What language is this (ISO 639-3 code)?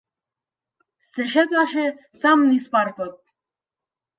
mkd